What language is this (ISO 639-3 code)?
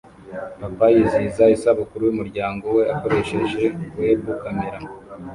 kin